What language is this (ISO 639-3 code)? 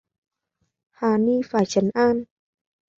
vie